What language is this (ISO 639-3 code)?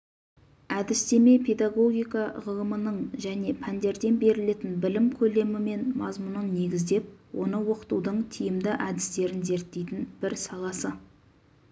kaz